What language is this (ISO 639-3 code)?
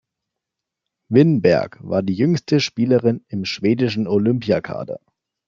deu